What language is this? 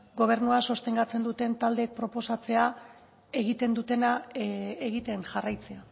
Basque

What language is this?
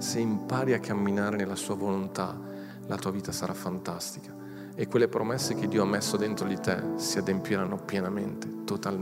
Italian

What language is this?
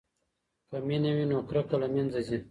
Pashto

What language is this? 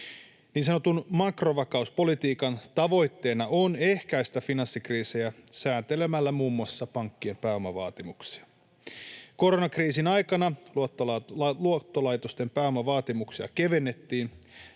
Finnish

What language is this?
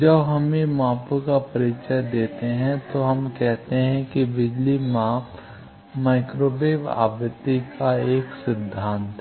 Hindi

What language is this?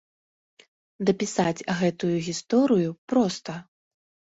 Belarusian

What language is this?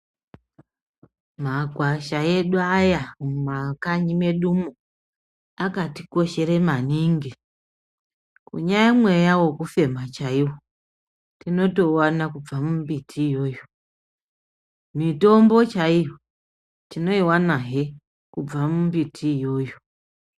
Ndau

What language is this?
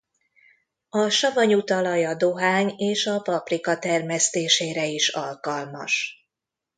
Hungarian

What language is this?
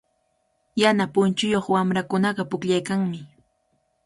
Cajatambo North Lima Quechua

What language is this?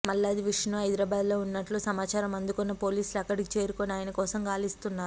Telugu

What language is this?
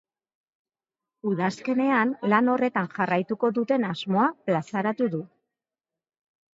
Basque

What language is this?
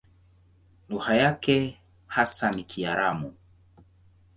Swahili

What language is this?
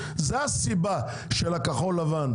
Hebrew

